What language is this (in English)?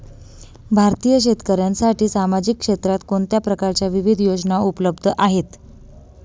Marathi